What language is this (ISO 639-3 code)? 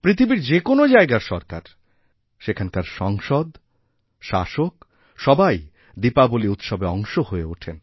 ben